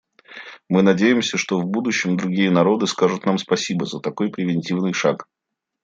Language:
Russian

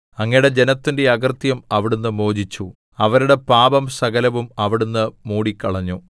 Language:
Malayalam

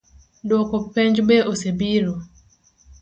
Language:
Luo (Kenya and Tanzania)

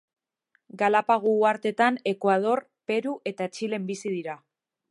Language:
Basque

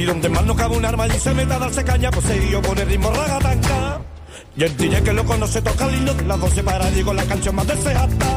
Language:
Hungarian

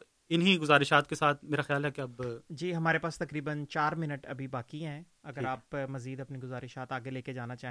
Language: Urdu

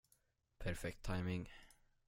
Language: Swedish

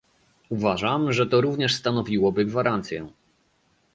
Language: Polish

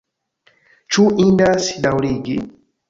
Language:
Esperanto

